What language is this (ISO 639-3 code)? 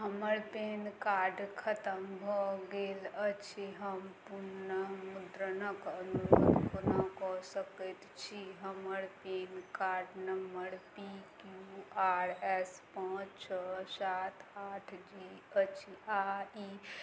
mai